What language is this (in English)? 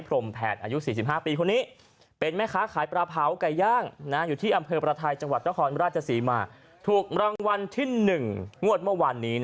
Thai